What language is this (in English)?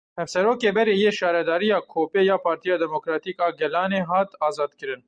Kurdish